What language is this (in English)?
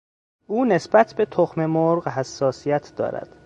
Persian